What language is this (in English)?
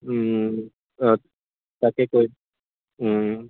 Assamese